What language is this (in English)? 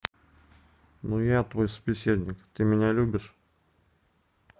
Russian